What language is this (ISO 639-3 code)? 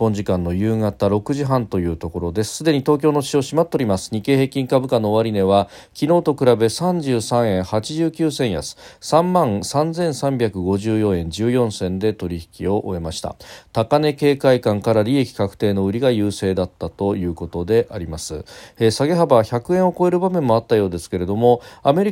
jpn